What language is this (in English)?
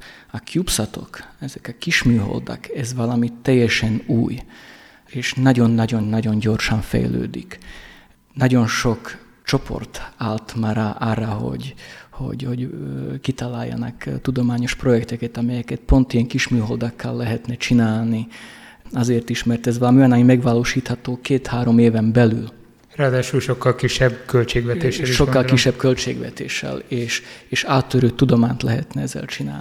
Hungarian